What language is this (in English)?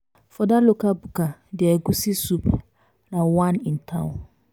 Nigerian Pidgin